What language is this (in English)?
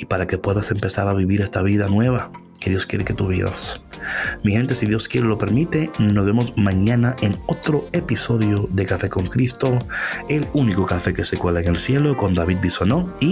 Spanish